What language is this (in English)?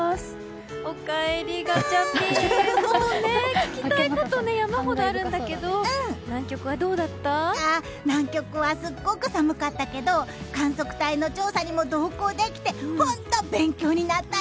Japanese